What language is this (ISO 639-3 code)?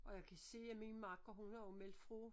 dan